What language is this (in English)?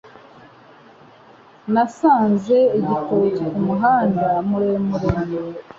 Kinyarwanda